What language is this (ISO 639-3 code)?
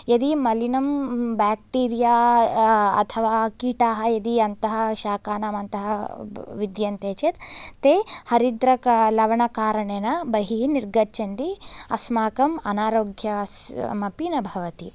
san